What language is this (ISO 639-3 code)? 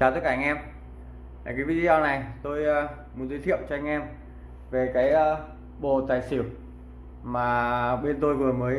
vie